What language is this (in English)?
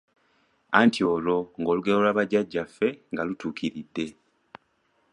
Ganda